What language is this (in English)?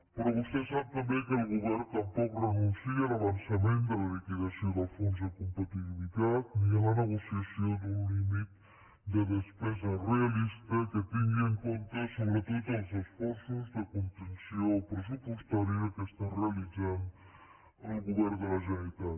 Catalan